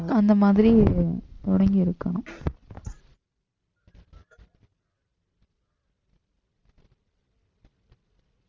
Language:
Tamil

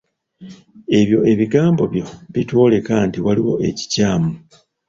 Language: Ganda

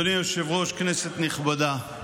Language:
Hebrew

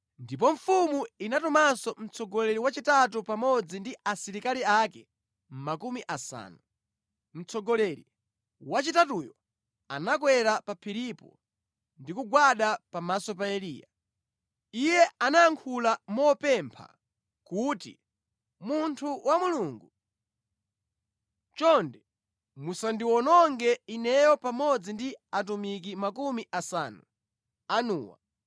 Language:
Nyanja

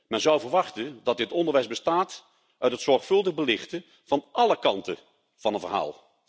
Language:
Dutch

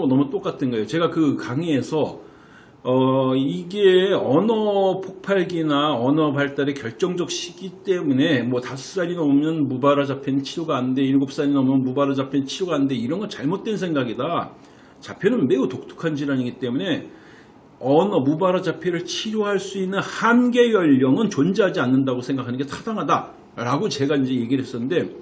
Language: Korean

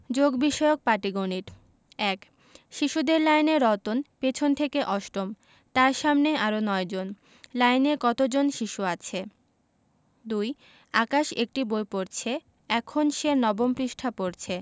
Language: Bangla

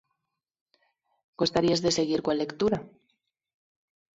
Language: Galician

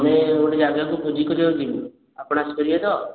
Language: Odia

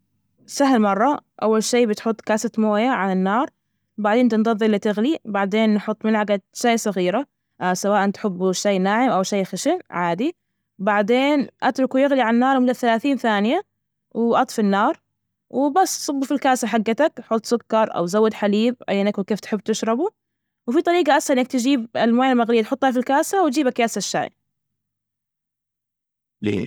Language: Najdi Arabic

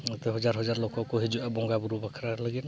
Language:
Santali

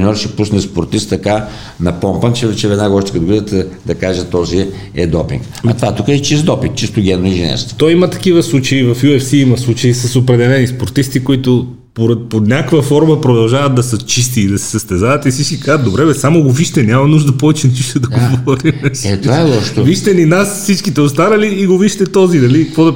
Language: Bulgarian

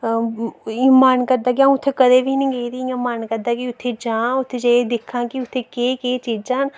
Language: Dogri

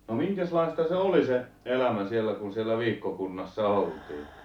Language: Finnish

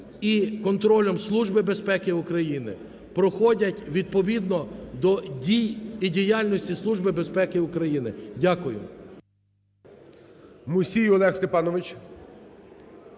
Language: Ukrainian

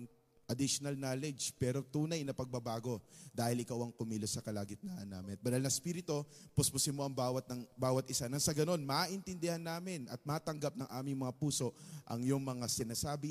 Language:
Filipino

